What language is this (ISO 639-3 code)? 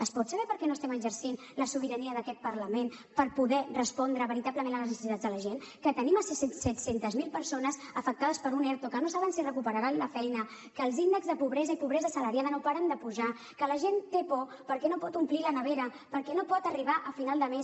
cat